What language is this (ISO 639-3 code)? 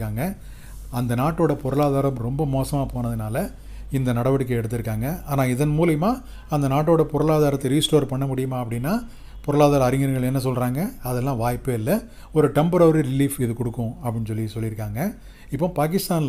eng